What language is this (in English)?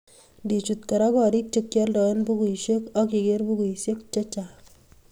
Kalenjin